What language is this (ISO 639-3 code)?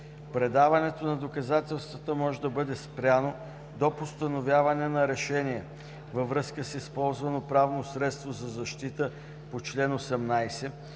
bul